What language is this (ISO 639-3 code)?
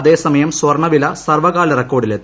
mal